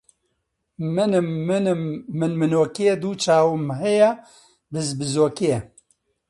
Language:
Central Kurdish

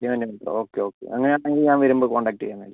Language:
Malayalam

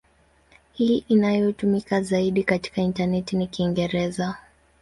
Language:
Swahili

